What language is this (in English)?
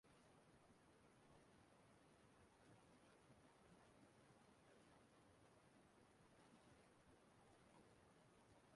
Igbo